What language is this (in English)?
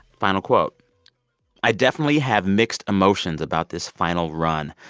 English